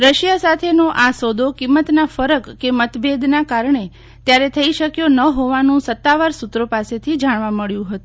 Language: Gujarati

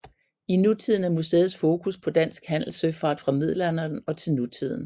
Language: Danish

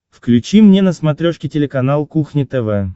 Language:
Russian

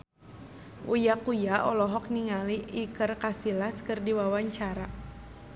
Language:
Sundanese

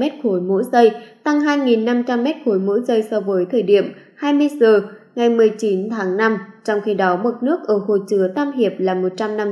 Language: Vietnamese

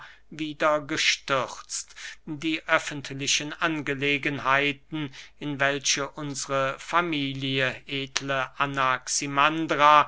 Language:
German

